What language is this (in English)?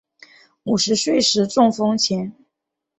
Chinese